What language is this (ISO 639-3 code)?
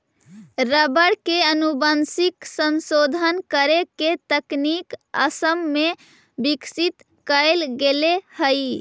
mag